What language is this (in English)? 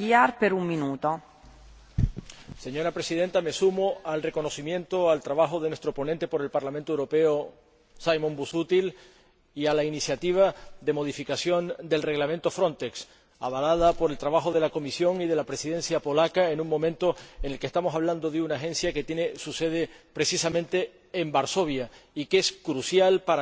Spanish